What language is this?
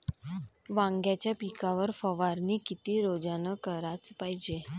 Marathi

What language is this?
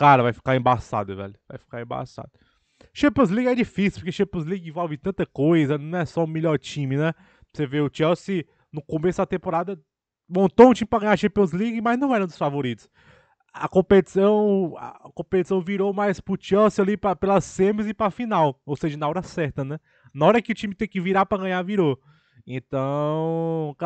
Portuguese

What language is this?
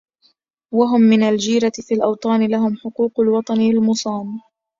Arabic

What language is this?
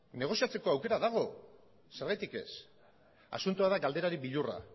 Basque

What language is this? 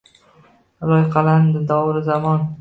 Uzbek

